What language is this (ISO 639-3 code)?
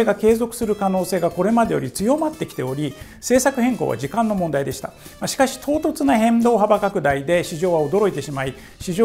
jpn